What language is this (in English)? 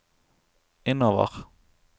Norwegian